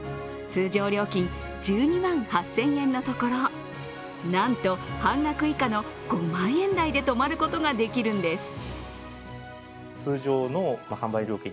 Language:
Japanese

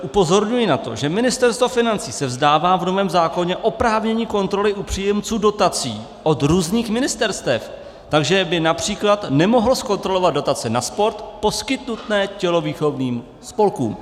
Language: Czech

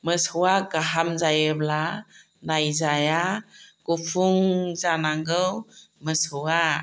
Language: Bodo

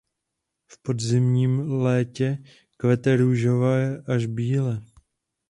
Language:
Czech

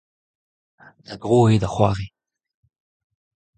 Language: Breton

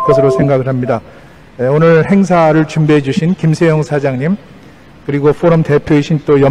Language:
Korean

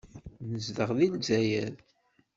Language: Kabyle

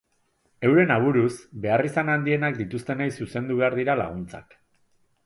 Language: Basque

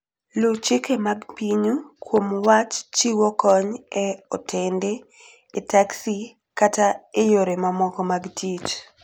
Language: Luo (Kenya and Tanzania)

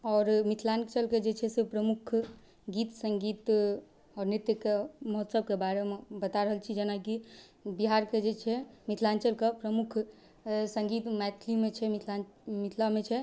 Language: Maithili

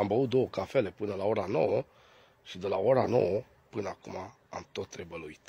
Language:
Romanian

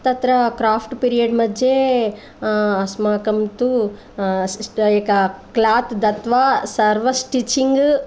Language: Sanskrit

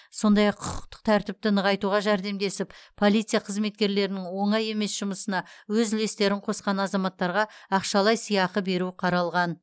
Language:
Kazakh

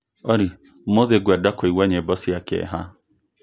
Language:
Kikuyu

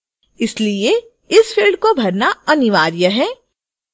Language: Hindi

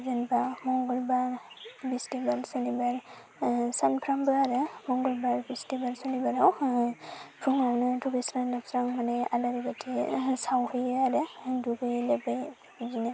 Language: Bodo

